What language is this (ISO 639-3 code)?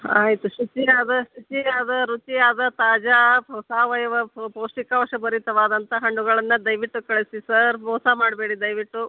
kan